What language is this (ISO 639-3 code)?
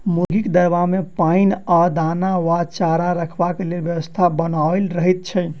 mai